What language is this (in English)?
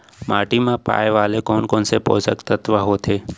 Chhattisgarhi